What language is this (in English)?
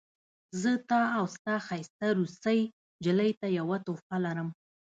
Pashto